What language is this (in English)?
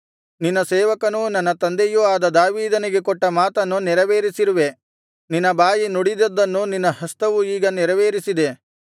Kannada